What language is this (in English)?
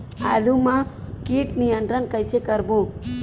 Chhattisgarhi